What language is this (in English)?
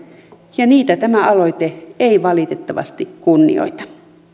Finnish